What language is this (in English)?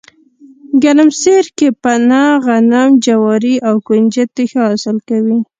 Pashto